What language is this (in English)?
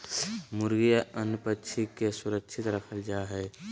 Magahi